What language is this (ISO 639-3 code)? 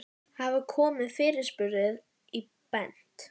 isl